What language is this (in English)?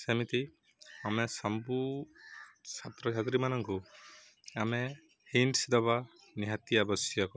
Odia